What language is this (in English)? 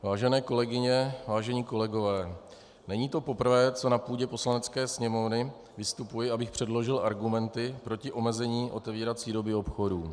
Czech